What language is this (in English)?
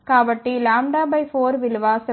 Telugu